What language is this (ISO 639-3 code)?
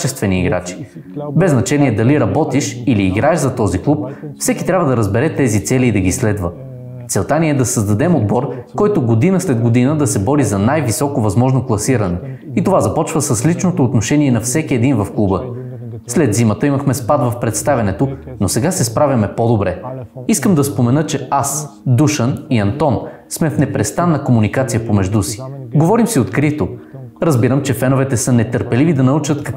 bul